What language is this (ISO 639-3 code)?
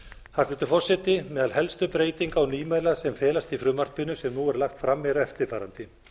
isl